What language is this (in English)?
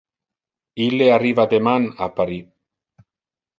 Interlingua